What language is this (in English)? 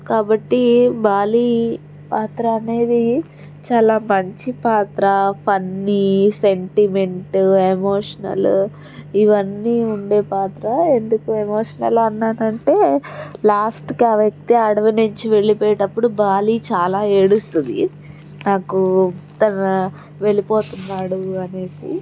Telugu